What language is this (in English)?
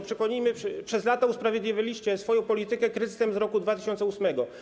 Polish